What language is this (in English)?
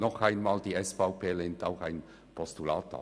Swiss German